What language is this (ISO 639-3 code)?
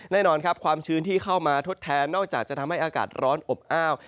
tha